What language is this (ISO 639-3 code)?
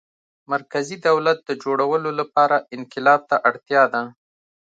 pus